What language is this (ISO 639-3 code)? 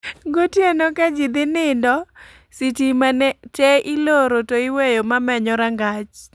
luo